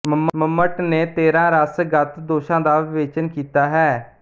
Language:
Punjabi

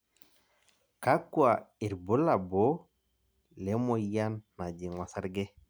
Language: Masai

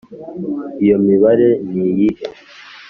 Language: Kinyarwanda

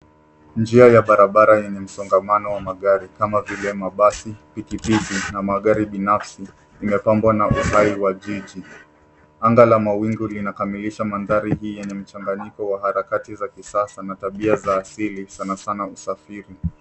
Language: Swahili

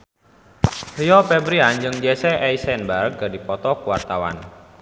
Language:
Sundanese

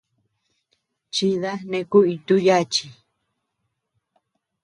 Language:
Tepeuxila Cuicatec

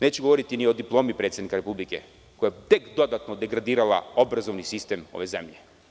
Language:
Serbian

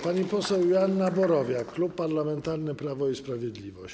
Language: Polish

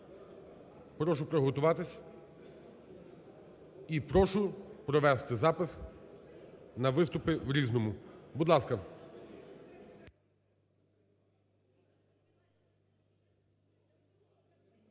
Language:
Ukrainian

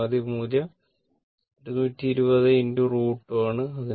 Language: Malayalam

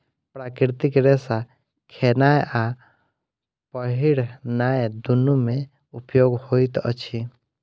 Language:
Maithili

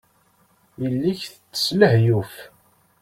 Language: Kabyle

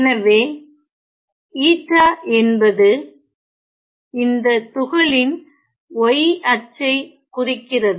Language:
Tamil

